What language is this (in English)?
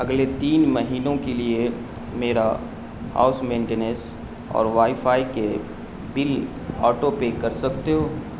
Urdu